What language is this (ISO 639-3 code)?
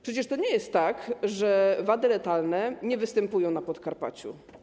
pol